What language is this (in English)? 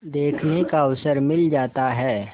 Hindi